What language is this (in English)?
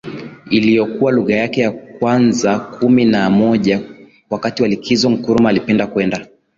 Swahili